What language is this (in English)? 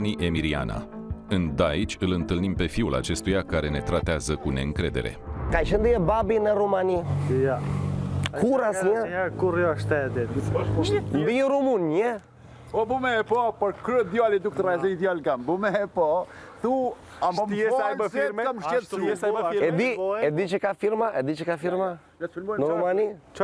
Romanian